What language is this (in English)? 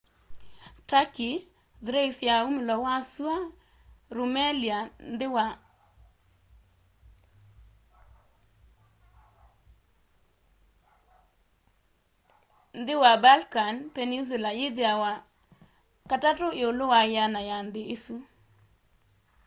Kamba